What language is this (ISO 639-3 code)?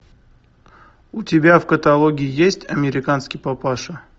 rus